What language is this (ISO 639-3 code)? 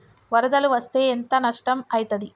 tel